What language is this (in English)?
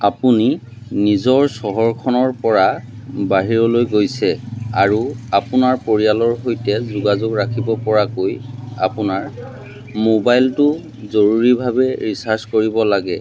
Assamese